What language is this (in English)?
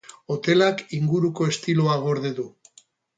Basque